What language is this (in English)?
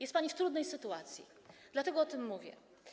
Polish